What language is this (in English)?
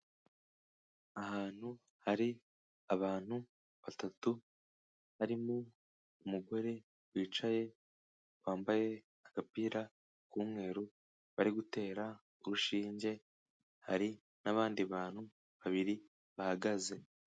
Kinyarwanda